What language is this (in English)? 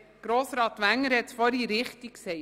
Swiss German